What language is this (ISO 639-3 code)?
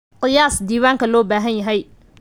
som